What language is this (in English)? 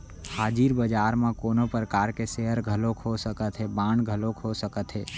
Chhattisgarhi